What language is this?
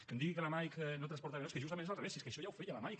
Catalan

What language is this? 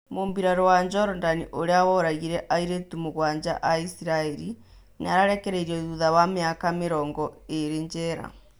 Kikuyu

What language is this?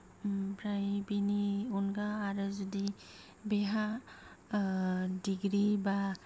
Bodo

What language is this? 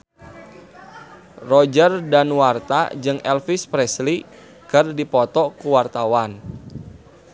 Sundanese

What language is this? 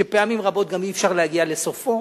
Hebrew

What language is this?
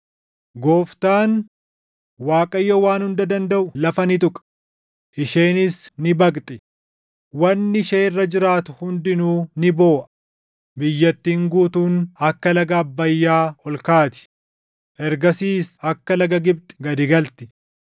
Oromo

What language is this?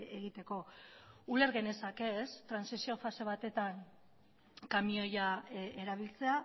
Basque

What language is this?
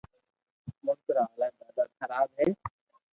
Loarki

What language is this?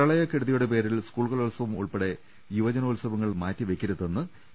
Malayalam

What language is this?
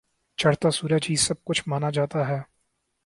Urdu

